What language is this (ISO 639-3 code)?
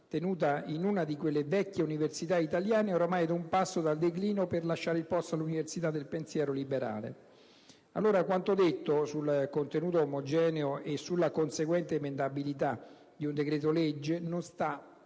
ita